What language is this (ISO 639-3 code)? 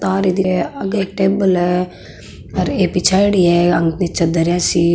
mwr